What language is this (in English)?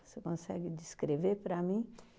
Portuguese